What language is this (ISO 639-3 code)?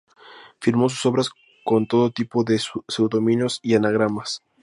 spa